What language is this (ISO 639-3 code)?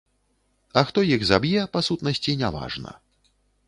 bel